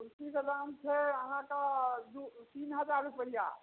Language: Maithili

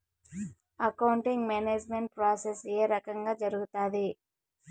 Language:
Telugu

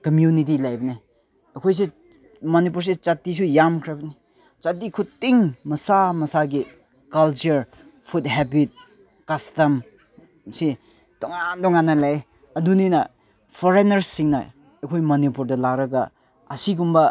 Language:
Manipuri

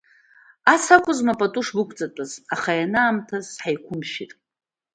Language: Abkhazian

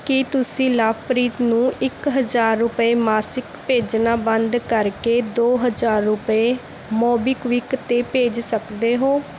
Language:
Punjabi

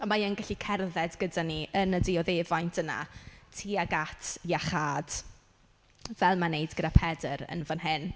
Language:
Welsh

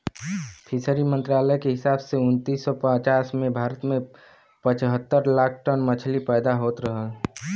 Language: Bhojpuri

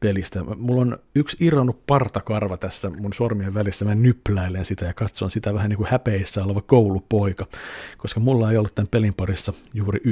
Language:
Finnish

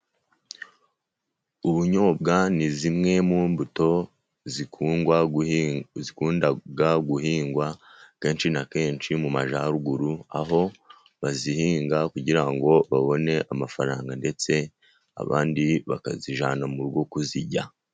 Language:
Kinyarwanda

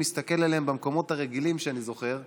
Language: Hebrew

